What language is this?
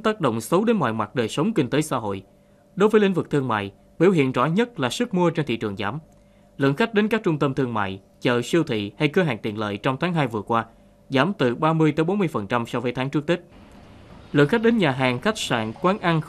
Vietnamese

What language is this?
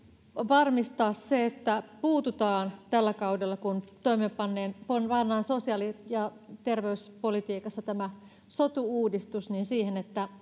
Finnish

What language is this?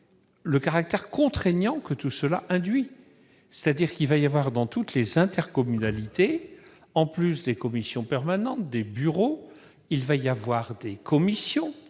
French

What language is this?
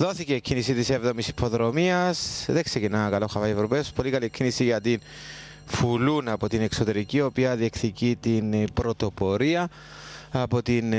Greek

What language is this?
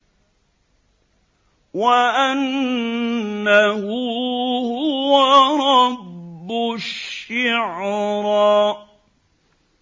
Arabic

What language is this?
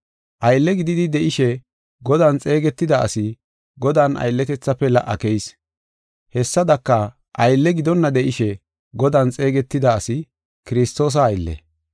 Gofa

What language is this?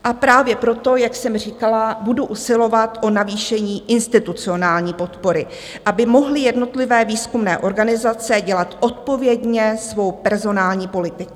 Czech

